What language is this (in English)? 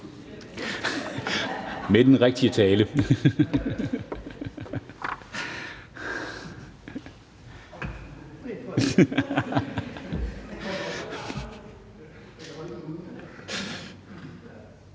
Danish